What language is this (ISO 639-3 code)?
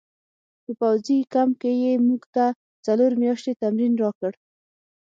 pus